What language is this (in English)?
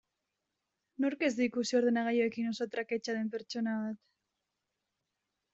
Basque